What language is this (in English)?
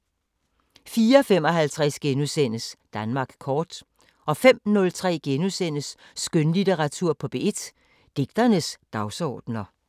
Danish